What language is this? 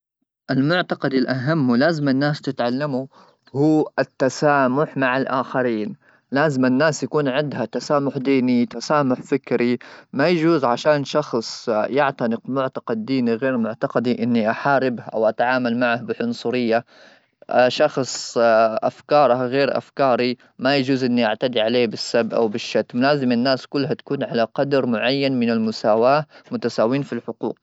Gulf Arabic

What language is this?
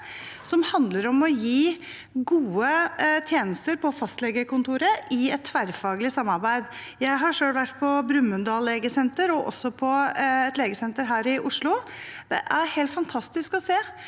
Norwegian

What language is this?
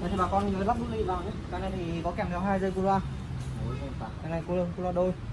Vietnamese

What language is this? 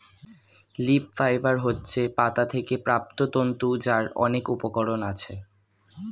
Bangla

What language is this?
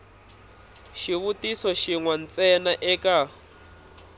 Tsonga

